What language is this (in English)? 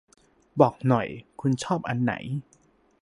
Thai